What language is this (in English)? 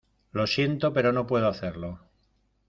Spanish